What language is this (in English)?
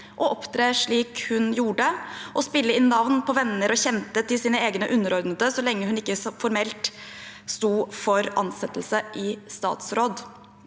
Norwegian